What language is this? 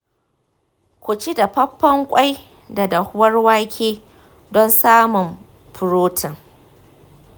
Hausa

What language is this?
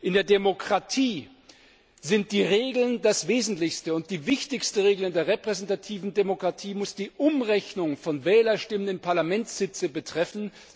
German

